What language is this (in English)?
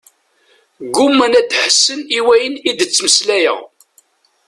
Kabyle